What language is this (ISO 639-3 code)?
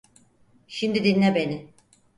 tur